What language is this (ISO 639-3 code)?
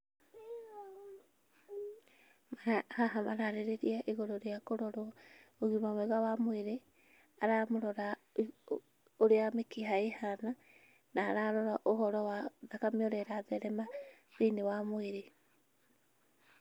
kik